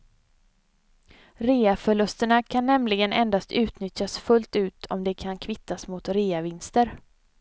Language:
Swedish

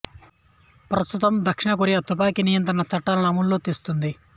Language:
Telugu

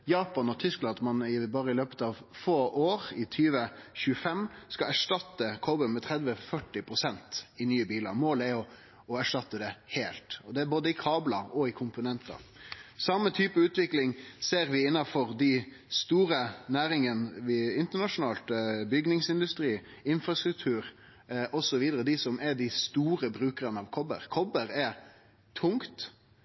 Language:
Norwegian Nynorsk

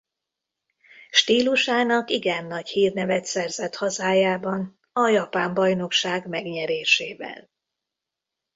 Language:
Hungarian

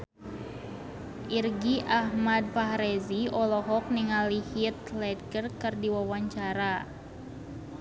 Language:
Sundanese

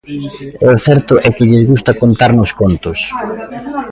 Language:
Galician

